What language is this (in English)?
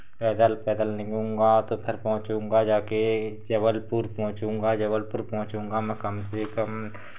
Hindi